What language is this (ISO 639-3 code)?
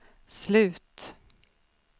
swe